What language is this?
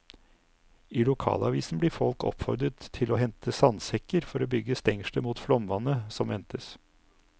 Norwegian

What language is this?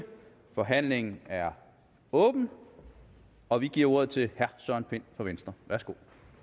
Danish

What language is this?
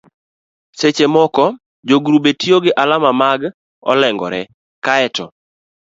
Luo (Kenya and Tanzania)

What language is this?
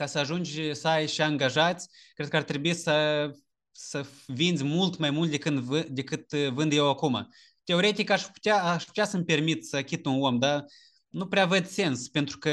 Romanian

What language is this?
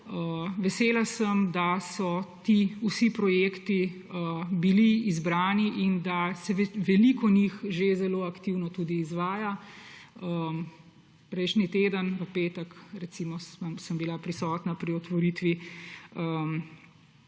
Slovenian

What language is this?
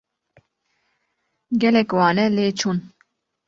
Kurdish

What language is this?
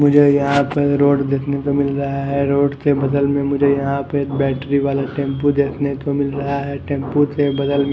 Hindi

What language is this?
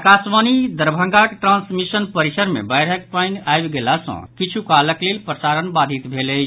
Maithili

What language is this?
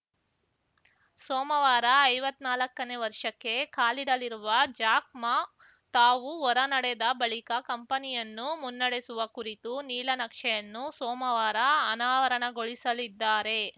Kannada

